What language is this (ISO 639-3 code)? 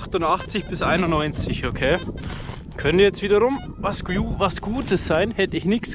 deu